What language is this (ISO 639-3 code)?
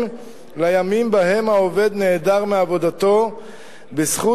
heb